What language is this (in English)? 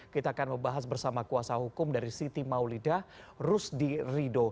Indonesian